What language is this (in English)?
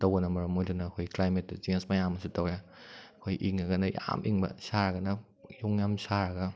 Manipuri